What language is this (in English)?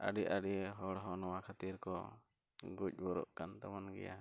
Santali